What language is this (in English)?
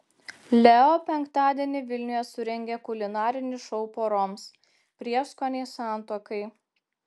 Lithuanian